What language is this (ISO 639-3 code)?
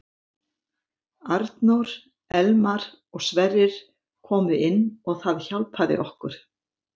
isl